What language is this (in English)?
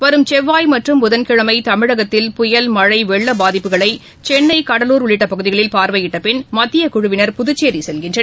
Tamil